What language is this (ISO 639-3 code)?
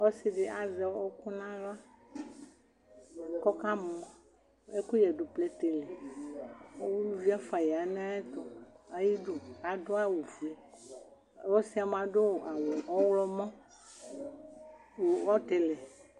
kpo